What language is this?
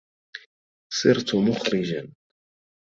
Arabic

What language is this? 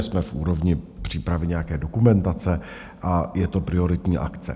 Czech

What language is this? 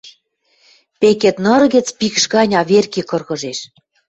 Western Mari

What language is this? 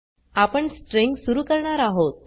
Marathi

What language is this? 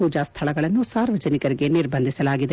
Kannada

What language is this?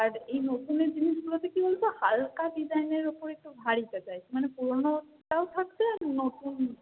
Bangla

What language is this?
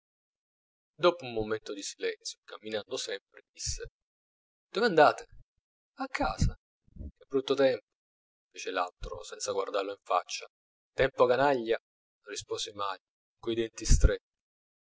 Italian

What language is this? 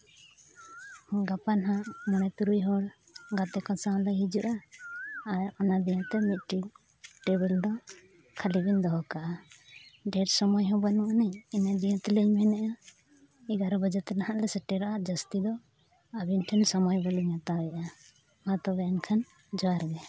Santali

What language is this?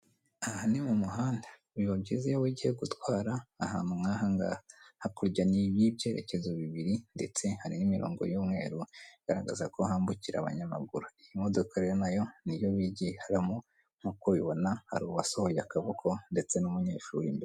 Kinyarwanda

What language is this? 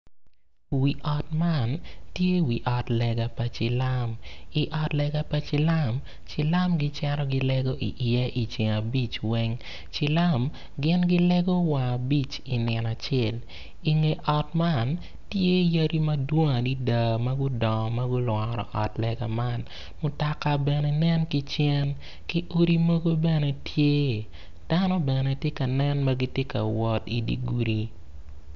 Acoli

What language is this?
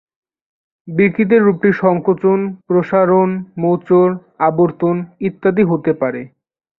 Bangla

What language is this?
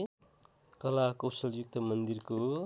Nepali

